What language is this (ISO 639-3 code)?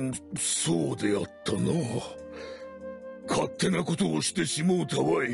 jpn